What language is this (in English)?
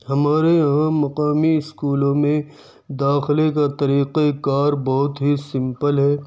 Urdu